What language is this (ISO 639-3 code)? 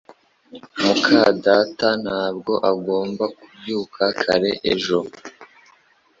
kin